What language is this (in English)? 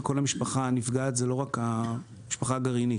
Hebrew